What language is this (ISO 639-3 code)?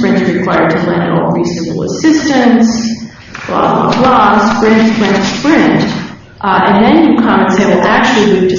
eng